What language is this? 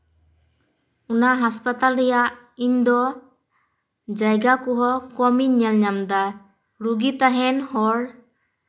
Santali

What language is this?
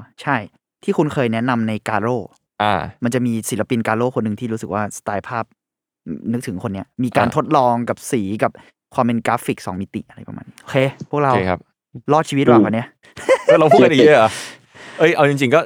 Thai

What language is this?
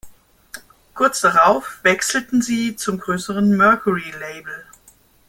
German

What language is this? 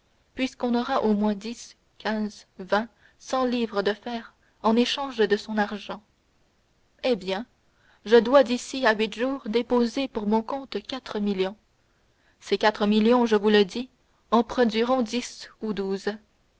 French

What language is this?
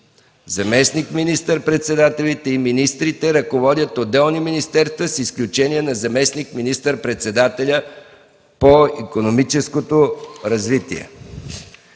Bulgarian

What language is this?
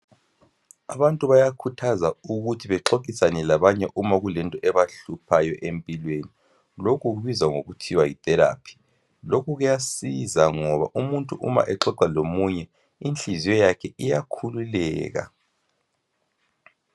North Ndebele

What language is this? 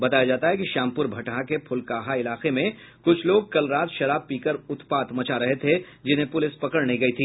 Hindi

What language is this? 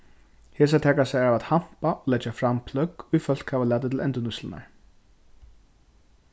Faroese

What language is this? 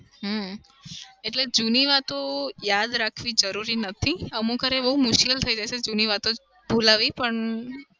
Gujarati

